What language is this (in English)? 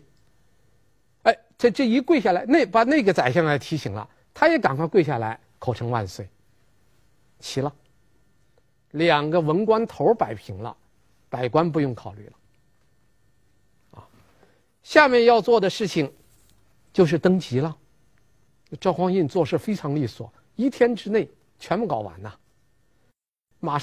Chinese